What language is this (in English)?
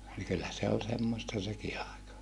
Finnish